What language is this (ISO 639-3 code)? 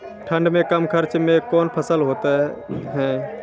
mai